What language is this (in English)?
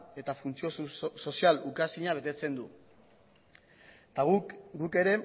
Basque